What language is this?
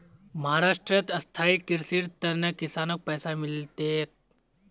Magahi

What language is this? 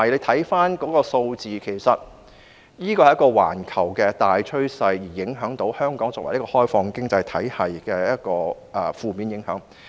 Cantonese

